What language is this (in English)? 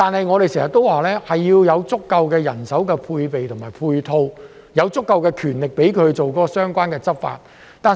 Cantonese